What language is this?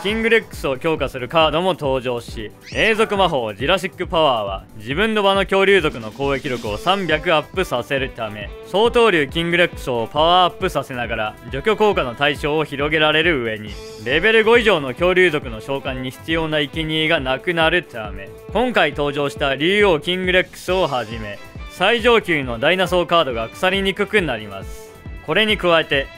Japanese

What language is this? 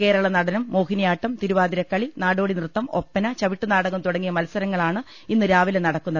Malayalam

